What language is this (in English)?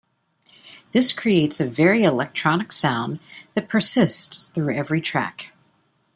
English